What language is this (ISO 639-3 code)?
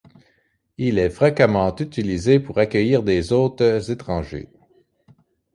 fra